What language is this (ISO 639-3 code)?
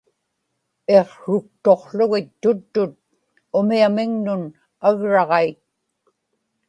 ipk